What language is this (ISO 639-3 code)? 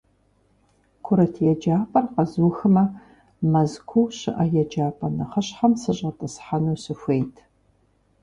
kbd